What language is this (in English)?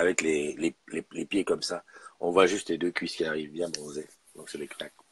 French